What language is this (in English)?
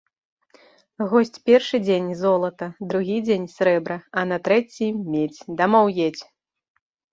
Belarusian